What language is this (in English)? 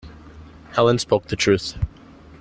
English